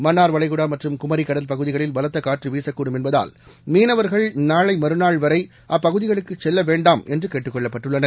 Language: Tamil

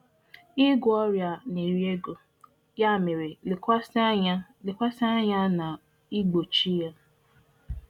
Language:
Igbo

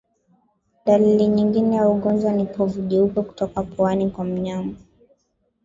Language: Swahili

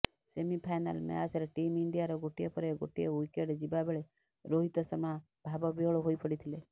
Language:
Odia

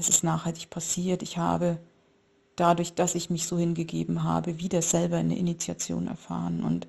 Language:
German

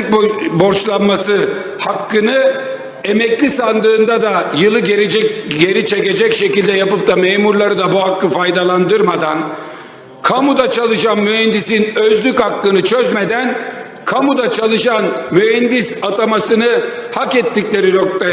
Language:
Turkish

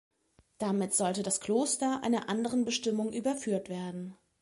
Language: German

